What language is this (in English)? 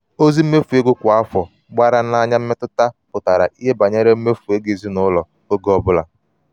Igbo